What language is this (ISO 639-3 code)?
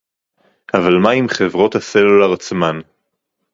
heb